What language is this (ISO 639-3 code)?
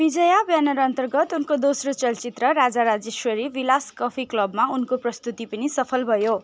nep